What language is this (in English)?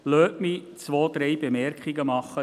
Swiss German